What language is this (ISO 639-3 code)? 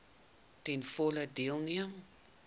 afr